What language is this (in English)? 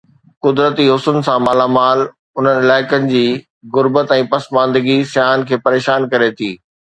Sindhi